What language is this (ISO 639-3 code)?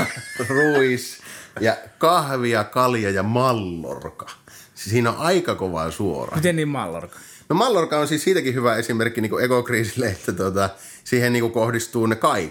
fin